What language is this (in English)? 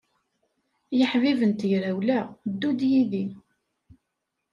Kabyle